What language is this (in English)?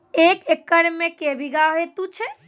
Maithili